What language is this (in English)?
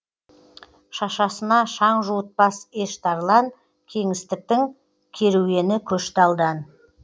Kazakh